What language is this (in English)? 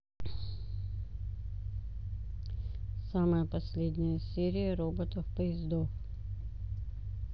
Russian